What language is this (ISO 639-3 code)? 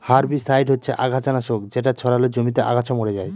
ben